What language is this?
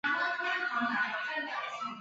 Chinese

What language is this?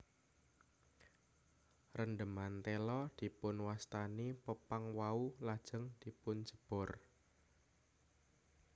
Javanese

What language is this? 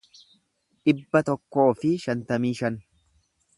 Oromo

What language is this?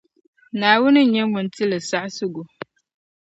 Dagbani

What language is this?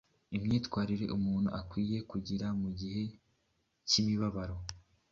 Kinyarwanda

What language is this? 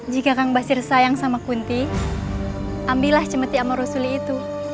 Indonesian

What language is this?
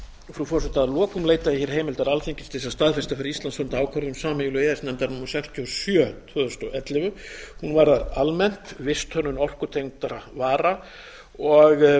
Icelandic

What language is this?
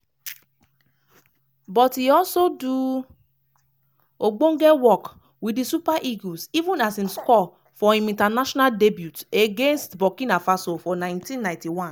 Nigerian Pidgin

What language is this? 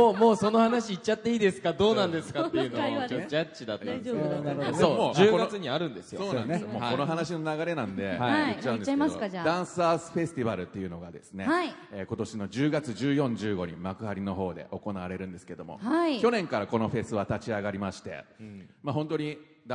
Japanese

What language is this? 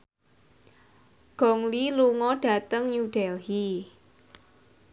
Javanese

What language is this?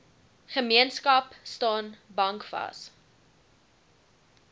Afrikaans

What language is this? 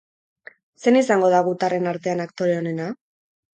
Basque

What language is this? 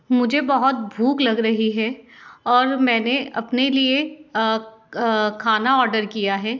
Hindi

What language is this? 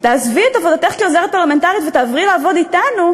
Hebrew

